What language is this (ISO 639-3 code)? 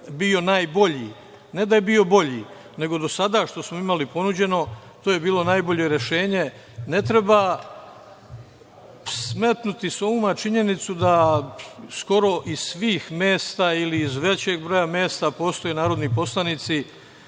srp